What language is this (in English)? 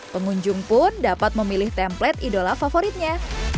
Indonesian